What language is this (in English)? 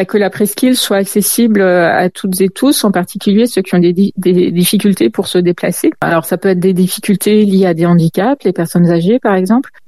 French